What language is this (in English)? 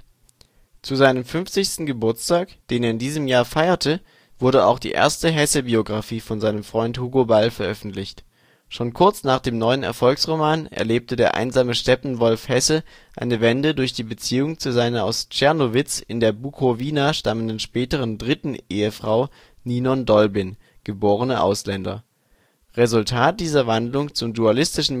German